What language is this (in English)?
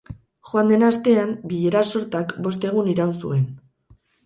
Basque